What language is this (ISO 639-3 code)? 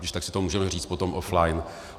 ces